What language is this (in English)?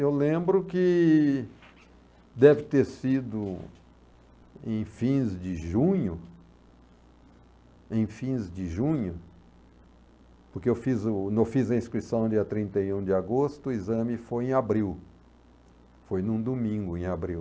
Portuguese